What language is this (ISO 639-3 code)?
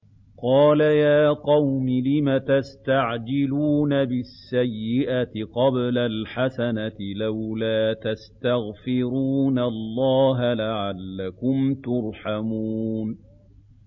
ara